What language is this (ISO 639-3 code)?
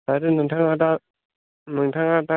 brx